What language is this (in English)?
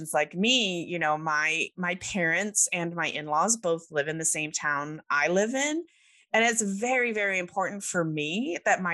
English